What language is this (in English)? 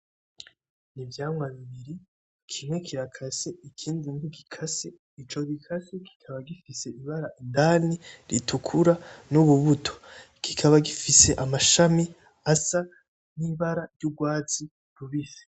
Rundi